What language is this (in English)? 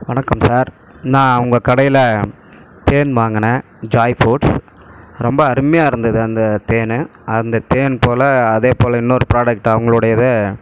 Tamil